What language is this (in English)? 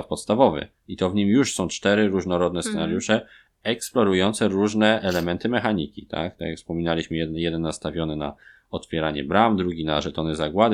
Polish